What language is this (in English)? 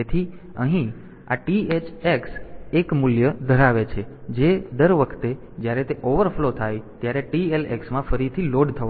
Gujarati